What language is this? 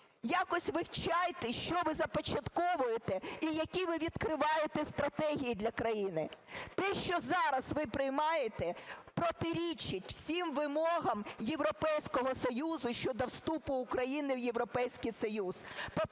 Ukrainian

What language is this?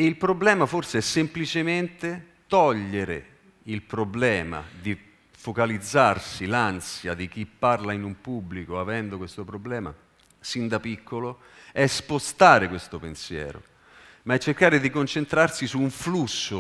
Italian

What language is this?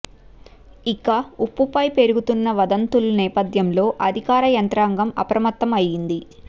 Telugu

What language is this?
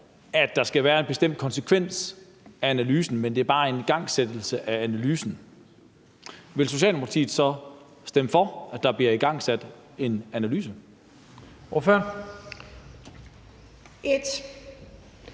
Danish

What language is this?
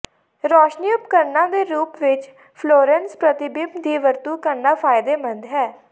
Punjabi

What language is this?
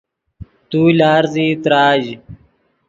Yidgha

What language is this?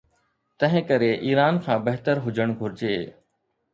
Sindhi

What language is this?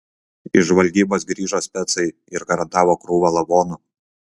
Lithuanian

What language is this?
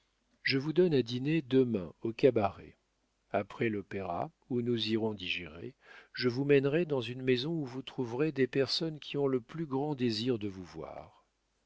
French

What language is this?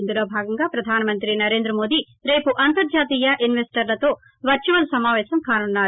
Telugu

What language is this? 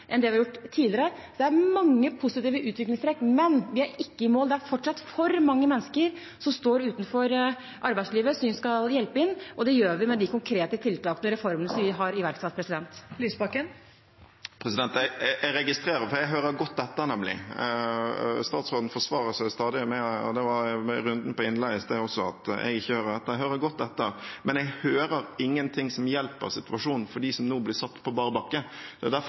Norwegian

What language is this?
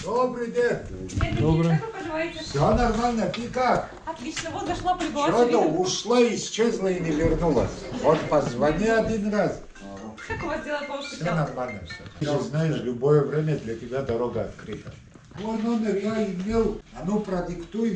Russian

